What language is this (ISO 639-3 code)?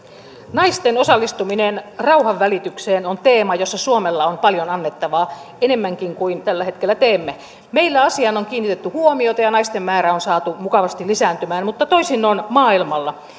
fin